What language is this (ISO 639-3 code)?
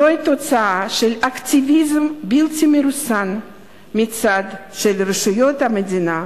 heb